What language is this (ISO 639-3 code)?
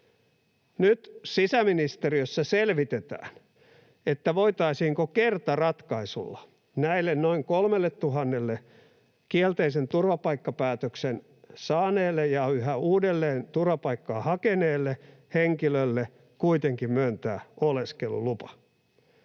fin